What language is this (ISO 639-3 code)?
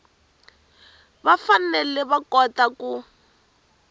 tso